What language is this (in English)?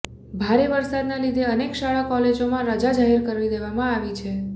Gujarati